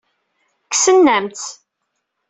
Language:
Kabyle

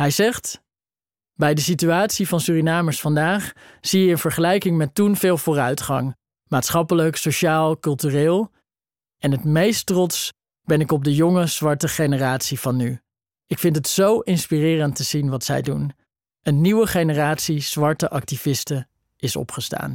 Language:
Dutch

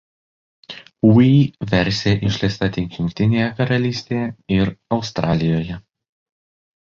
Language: Lithuanian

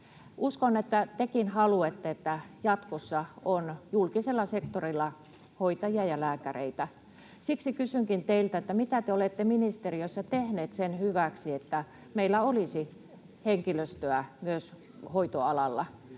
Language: Finnish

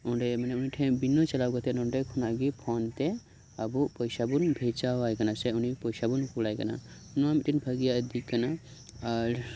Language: Santali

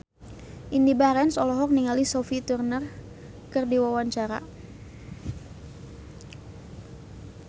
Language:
Sundanese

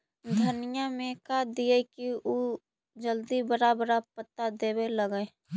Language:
Magahi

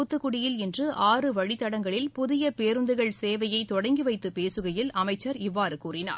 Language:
Tamil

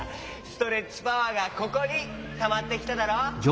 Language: Japanese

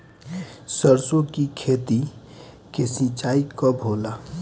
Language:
Bhojpuri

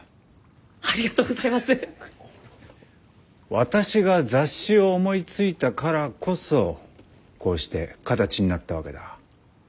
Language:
Japanese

